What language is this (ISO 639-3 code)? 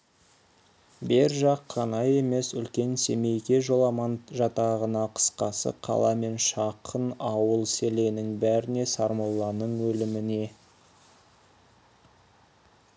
kaz